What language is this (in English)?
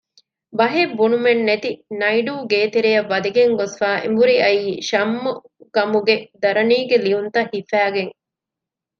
Divehi